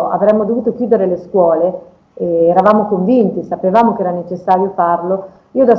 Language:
Italian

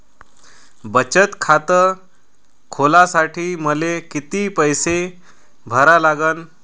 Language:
Marathi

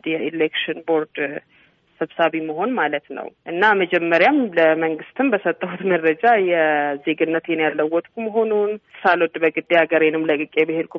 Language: Amharic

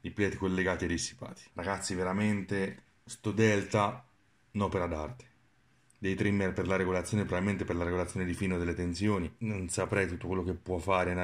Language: Italian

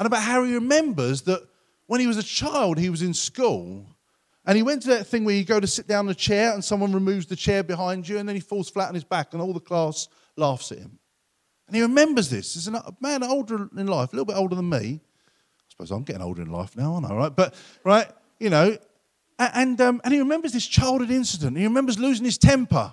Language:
English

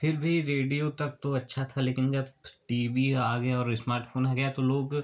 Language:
Hindi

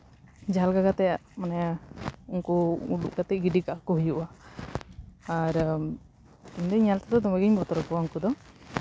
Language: Santali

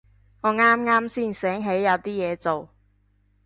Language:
Cantonese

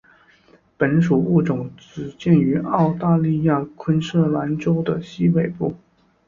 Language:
Chinese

